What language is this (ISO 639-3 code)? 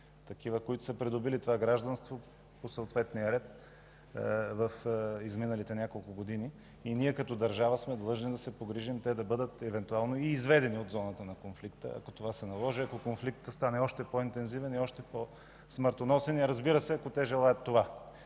bul